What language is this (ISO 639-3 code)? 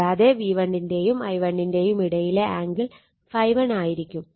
mal